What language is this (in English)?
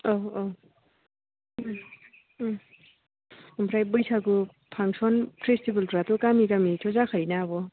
Bodo